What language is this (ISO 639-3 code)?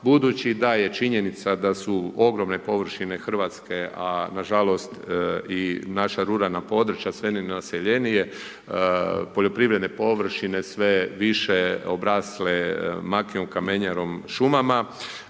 hrv